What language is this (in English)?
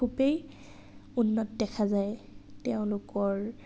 Assamese